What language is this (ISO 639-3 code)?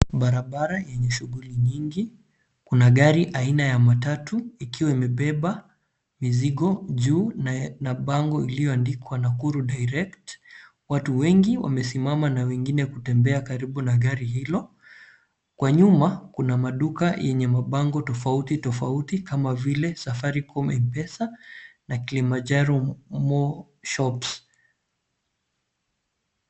swa